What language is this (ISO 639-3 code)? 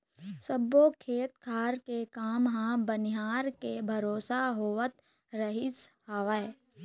hne